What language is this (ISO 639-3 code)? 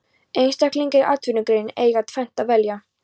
isl